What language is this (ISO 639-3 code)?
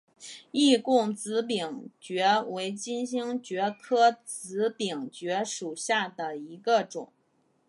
zho